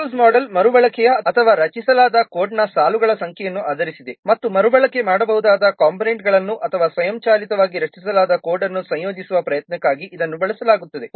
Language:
Kannada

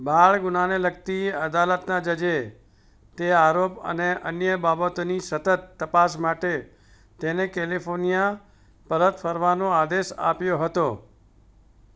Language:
Gujarati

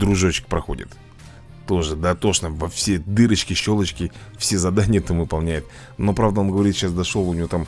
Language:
Russian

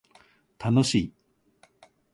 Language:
Japanese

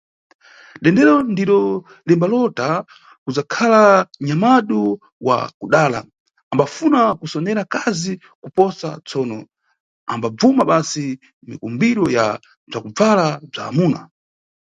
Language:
Nyungwe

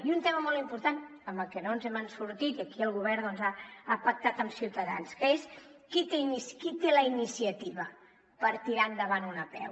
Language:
Catalan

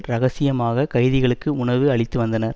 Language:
Tamil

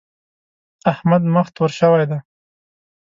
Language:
Pashto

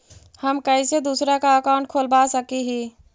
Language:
Magahi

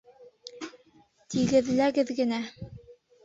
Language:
Bashkir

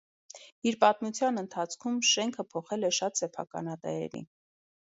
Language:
Armenian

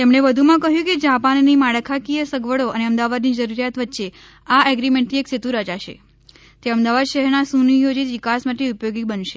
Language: Gujarati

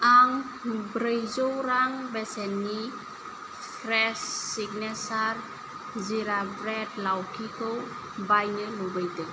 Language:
Bodo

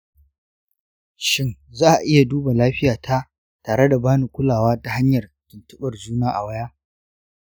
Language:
Hausa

